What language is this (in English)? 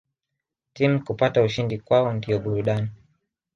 Swahili